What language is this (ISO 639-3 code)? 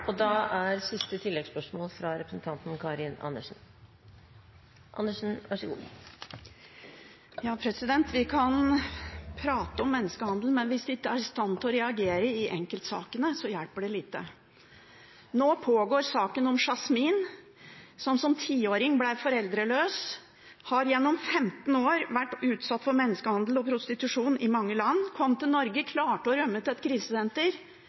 nor